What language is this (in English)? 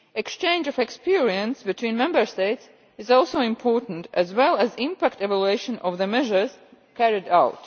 English